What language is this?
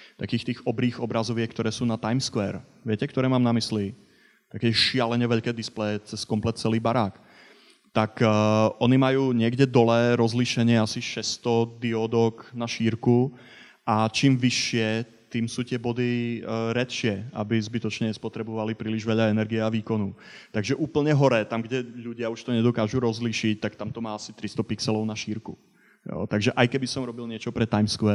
Slovak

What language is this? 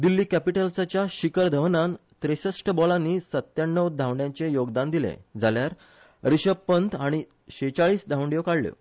Konkani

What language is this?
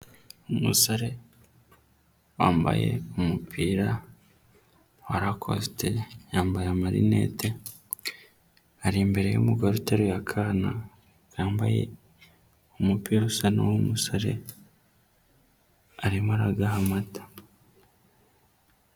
Kinyarwanda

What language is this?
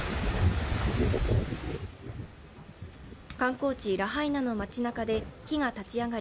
Japanese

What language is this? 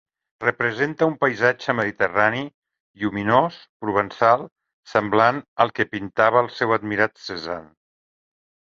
Catalan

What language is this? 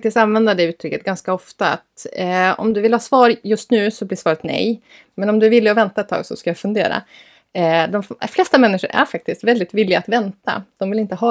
Swedish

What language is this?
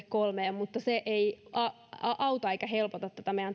Finnish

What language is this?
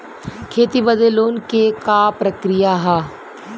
Bhojpuri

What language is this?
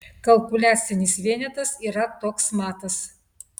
Lithuanian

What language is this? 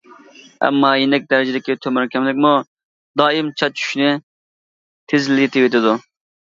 Uyghur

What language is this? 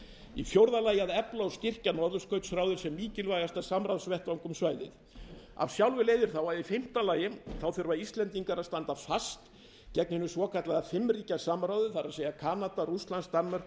Icelandic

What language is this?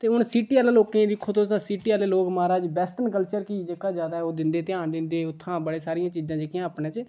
Dogri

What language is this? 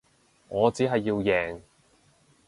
Cantonese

